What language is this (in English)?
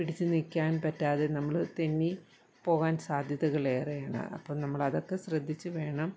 Malayalam